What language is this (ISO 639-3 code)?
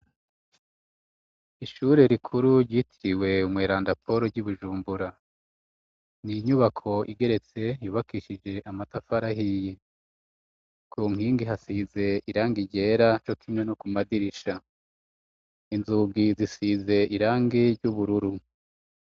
run